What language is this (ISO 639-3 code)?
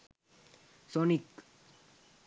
sin